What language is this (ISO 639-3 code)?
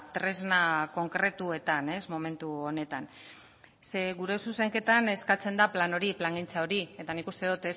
eus